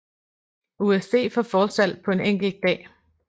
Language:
Danish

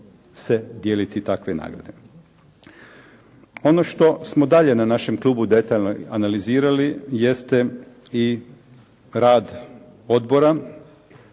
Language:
Croatian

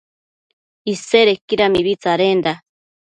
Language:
Matsés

